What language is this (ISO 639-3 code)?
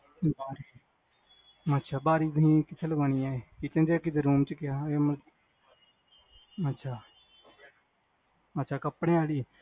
pan